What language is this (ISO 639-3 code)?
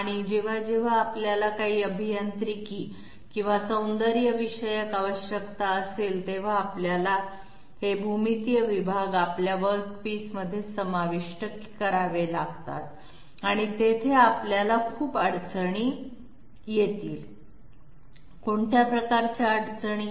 mar